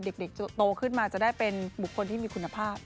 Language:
Thai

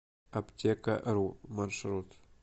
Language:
Russian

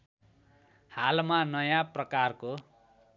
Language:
Nepali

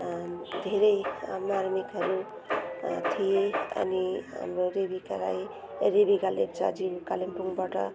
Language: Nepali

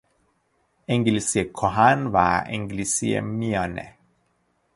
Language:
Persian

